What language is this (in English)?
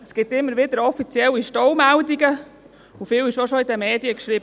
Swiss German